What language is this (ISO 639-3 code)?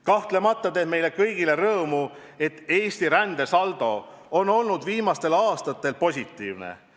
est